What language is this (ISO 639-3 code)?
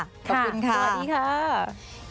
tha